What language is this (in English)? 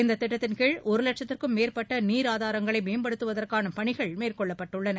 Tamil